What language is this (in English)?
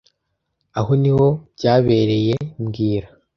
Kinyarwanda